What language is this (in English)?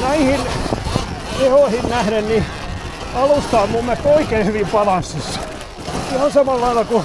Finnish